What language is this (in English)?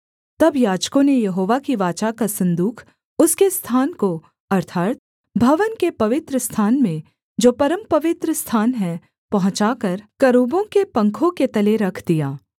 Hindi